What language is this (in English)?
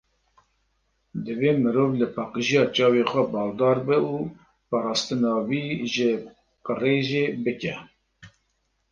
Kurdish